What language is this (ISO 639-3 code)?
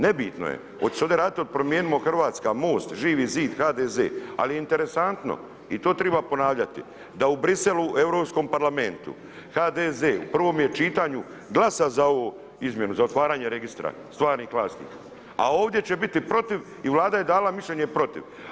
hrv